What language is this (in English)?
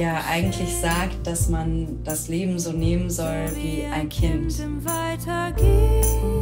German